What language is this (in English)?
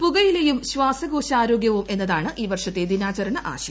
Malayalam